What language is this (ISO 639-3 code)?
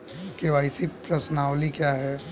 hin